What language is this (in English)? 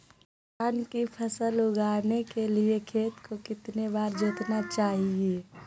Magahi